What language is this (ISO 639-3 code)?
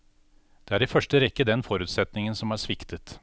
nor